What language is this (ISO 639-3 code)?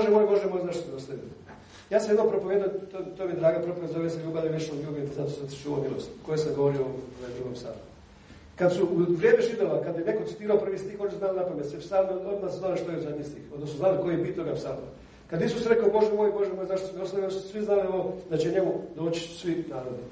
hrv